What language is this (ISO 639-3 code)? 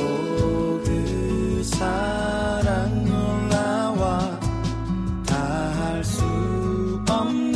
kor